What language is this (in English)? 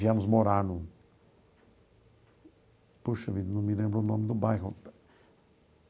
Portuguese